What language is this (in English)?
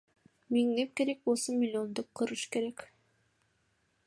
Kyrgyz